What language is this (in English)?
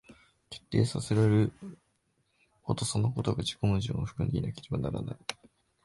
Japanese